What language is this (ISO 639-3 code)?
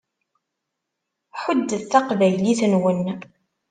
kab